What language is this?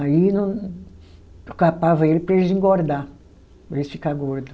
Portuguese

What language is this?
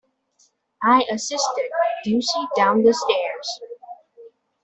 English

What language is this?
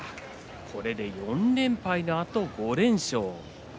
Japanese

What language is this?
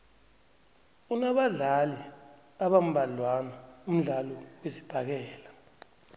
South Ndebele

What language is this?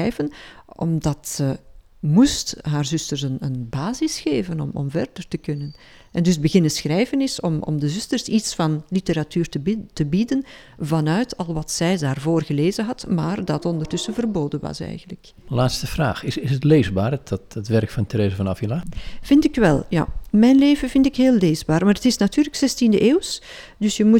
Dutch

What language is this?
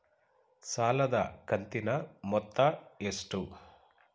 Kannada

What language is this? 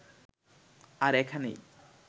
Bangla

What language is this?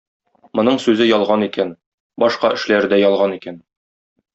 Tatar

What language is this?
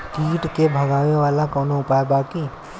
Bhojpuri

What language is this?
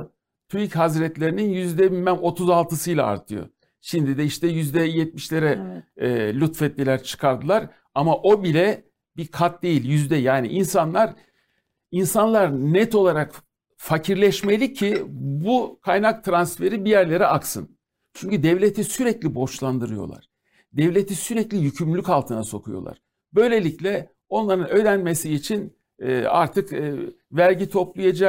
Turkish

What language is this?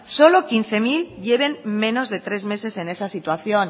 Spanish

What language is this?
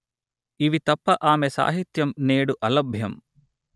Telugu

